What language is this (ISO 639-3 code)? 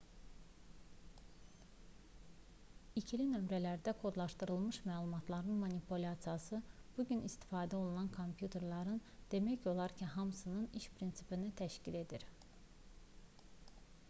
aze